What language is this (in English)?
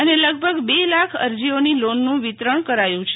Gujarati